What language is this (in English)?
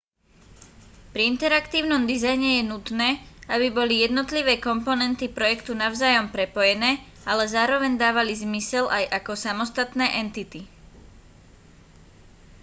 Slovak